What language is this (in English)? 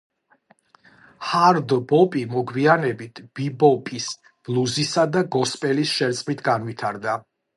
Georgian